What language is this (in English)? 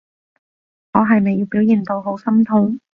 Cantonese